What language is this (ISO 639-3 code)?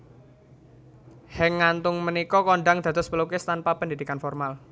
jav